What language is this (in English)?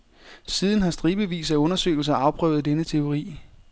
Danish